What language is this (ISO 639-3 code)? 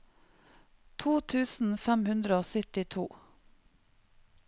nor